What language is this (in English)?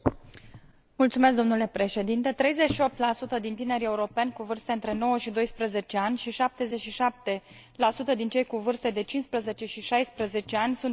Romanian